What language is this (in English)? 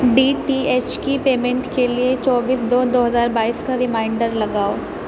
Urdu